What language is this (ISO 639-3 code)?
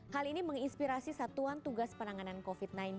ind